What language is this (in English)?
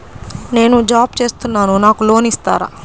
Telugu